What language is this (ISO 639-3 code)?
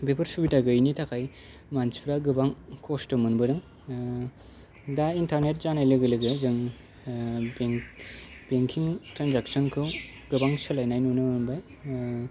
brx